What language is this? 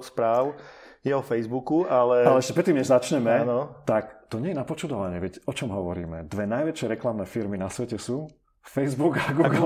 Slovak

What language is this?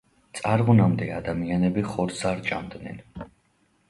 Georgian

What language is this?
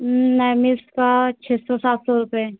Hindi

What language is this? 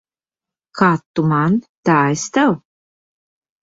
Latvian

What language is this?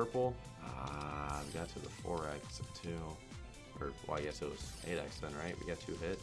English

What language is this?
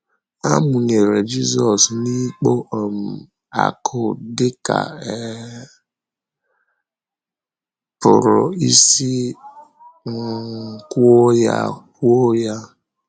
Igbo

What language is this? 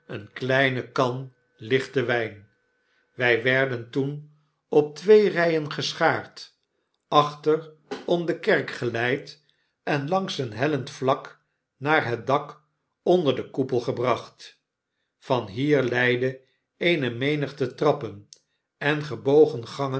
Dutch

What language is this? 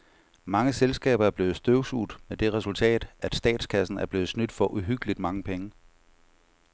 Danish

